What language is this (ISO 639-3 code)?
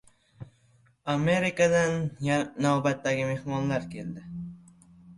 uzb